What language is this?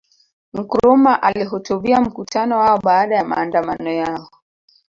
Swahili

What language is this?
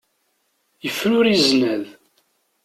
Kabyle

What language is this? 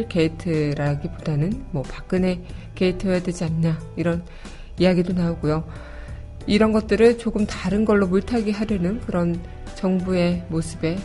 Korean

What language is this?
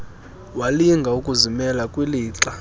Xhosa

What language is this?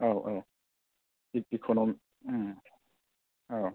Bodo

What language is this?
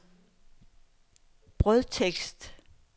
Danish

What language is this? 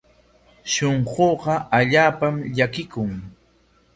Corongo Ancash Quechua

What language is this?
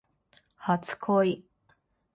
Japanese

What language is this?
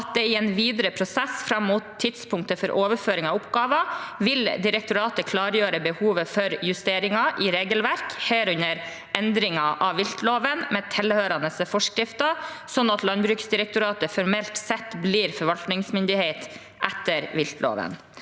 Norwegian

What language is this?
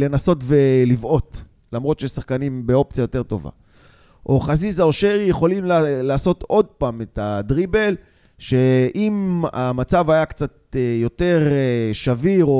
Hebrew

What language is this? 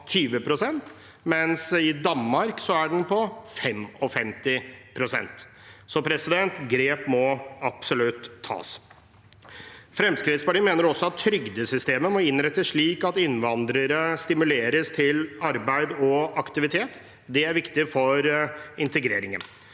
Norwegian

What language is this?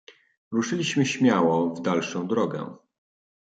Polish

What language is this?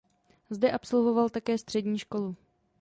Czech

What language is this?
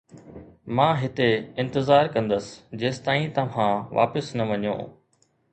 Sindhi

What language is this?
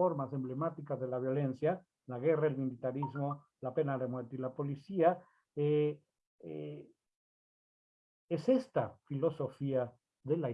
Spanish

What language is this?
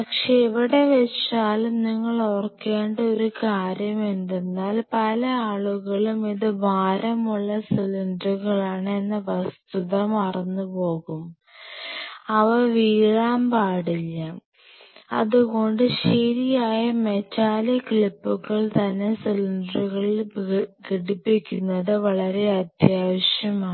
Malayalam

